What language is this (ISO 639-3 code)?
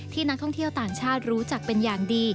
tha